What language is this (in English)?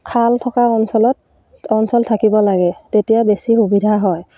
Assamese